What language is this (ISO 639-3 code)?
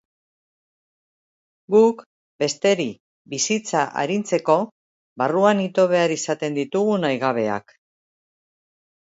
eus